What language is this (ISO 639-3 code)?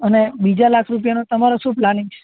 guj